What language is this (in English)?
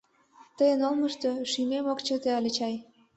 Mari